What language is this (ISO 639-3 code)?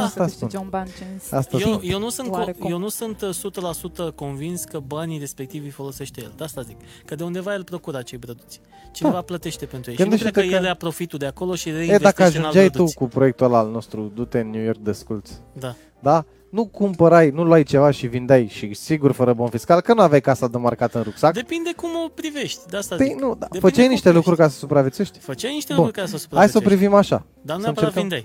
ron